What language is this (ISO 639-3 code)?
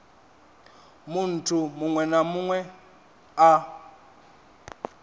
ven